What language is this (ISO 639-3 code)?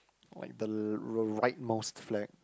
eng